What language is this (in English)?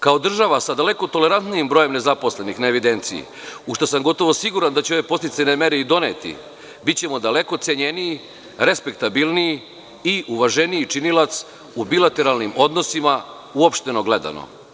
Serbian